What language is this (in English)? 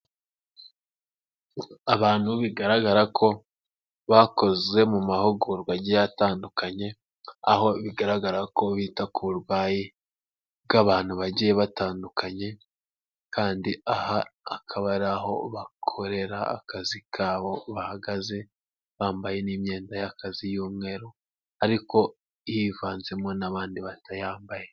Kinyarwanda